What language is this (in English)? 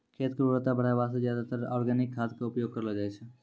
Maithili